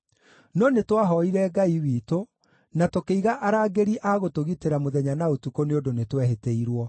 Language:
Kikuyu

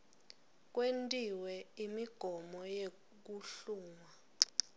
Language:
Swati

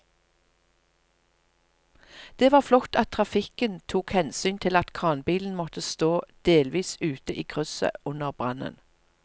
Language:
Norwegian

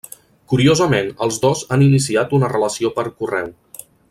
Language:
Catalan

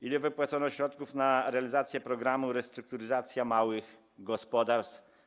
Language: Polish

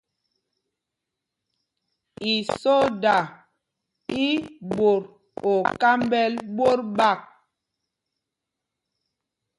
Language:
Mpumpong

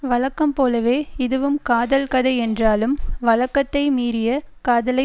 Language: Tamil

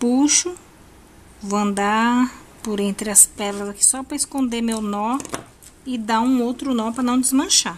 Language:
Portuguese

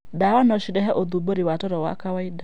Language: Kikuyu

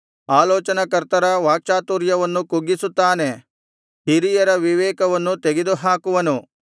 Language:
Kannada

